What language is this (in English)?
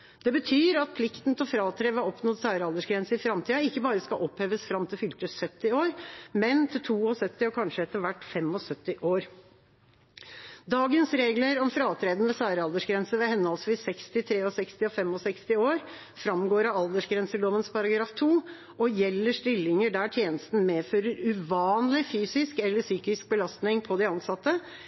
Norwegian Bokmål